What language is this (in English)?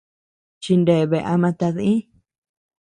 Tepeuxila Cuicatec